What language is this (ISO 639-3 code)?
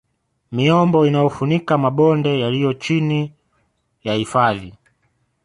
swa